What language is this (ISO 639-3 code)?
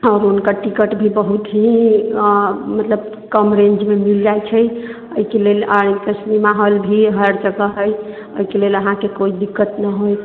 mai